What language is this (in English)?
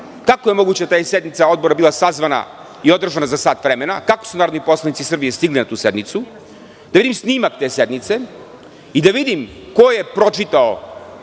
Serbian